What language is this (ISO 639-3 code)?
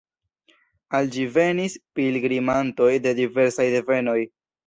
epo